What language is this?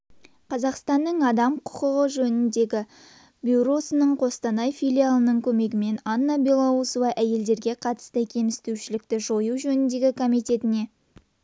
Kazakh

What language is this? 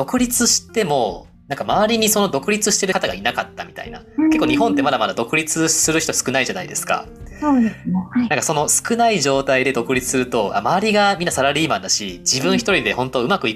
Japanese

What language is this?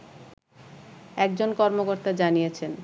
Bangla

